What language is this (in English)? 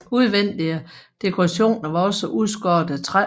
Danish